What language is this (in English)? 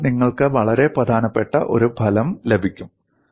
Malayalam